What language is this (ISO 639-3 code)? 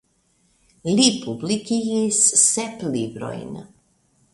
epo